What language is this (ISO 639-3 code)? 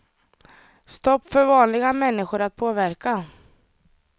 swe